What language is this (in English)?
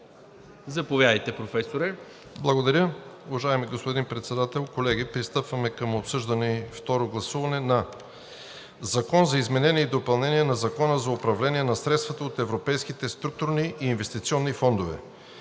Bulgarian